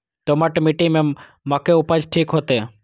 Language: Maithili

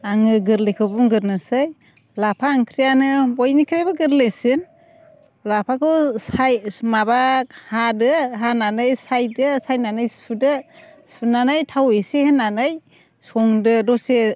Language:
Bodo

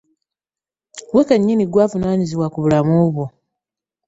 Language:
Ganda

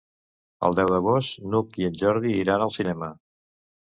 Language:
Catalan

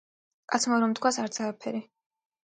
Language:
Georgian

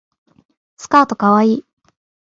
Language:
Japanese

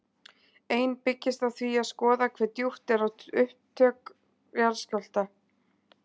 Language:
Icelandic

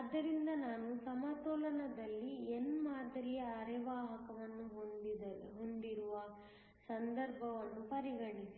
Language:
Kannada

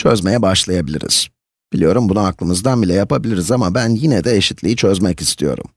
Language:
Turkish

